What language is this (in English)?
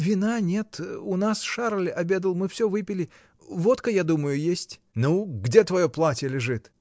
Russian